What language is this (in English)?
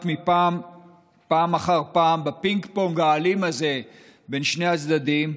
Hebrew